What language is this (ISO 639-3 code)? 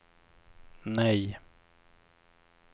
swe